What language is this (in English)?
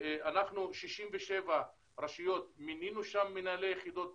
Hebrew